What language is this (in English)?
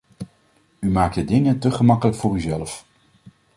Dutch